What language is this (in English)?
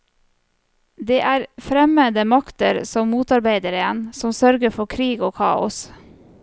Norwegian